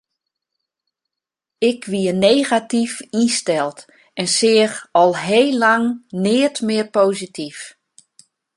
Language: Western Frisian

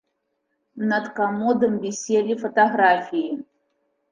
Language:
Belarusian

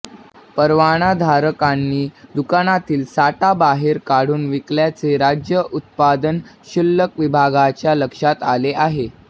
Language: Marathi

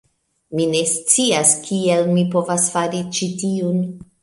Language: Esperanto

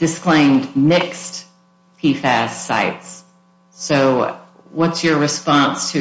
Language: English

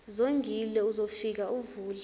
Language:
Zulu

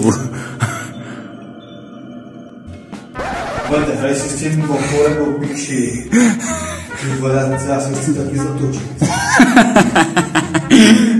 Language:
Czech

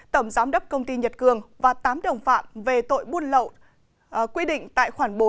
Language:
Vietnamese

